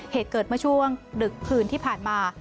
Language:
Thai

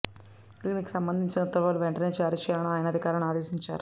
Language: Telugu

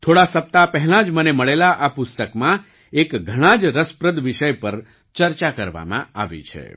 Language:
Gujarati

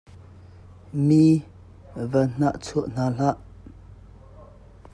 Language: Hakha Chin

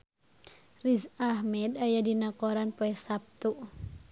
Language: Sundanese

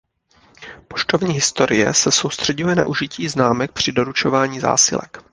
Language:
Czech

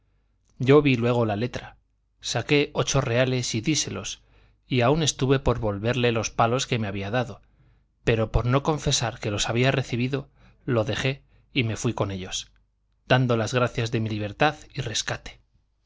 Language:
Spanish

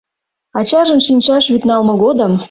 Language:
Mari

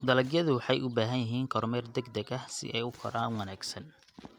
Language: Somali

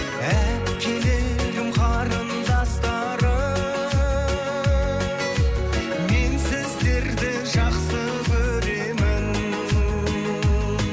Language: Kazakh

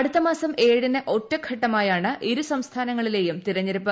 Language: Malayalam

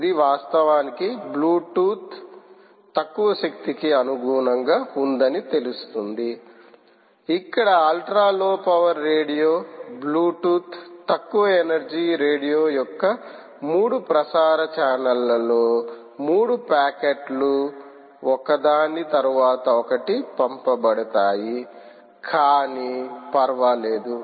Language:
Telugu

